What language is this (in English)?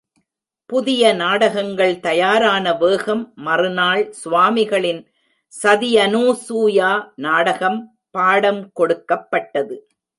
Tamil